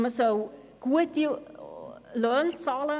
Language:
Swiss German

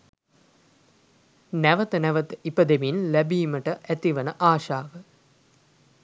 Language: Sinhala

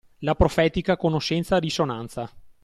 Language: Italian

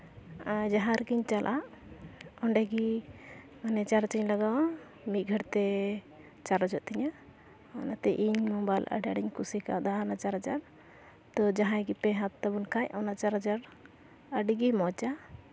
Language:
Santali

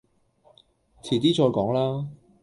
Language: Cantonese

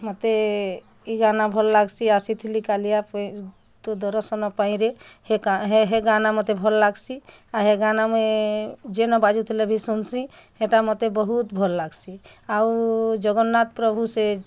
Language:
Odia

